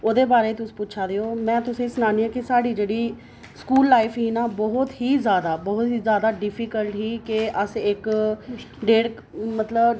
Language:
Dogri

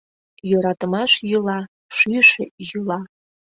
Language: Mari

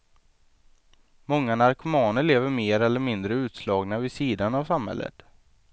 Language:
Swedish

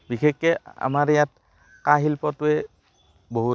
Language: Assamese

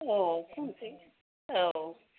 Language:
Bodo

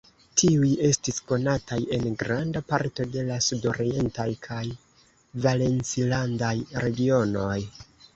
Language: Esperanto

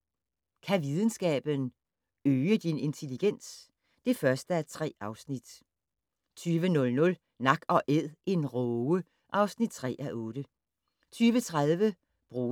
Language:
Danish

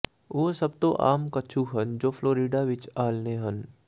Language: Punjabi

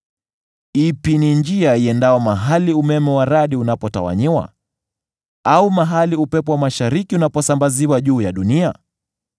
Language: Swahili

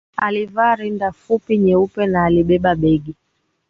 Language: Swahili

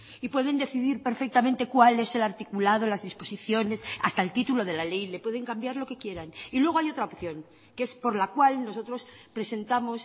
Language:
Spanish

